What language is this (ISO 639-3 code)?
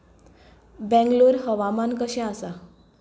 kok